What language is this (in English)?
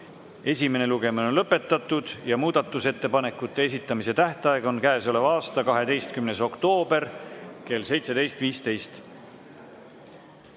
Estonian